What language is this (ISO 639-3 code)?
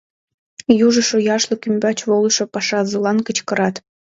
chm